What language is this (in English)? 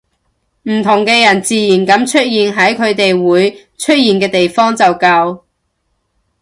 Cantonese